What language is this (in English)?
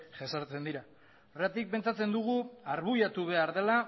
Basque